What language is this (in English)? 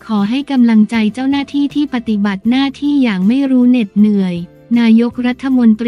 Thai